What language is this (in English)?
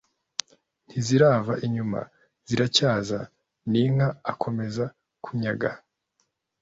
Kinyarwanda